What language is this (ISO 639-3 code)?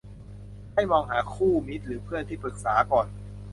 tha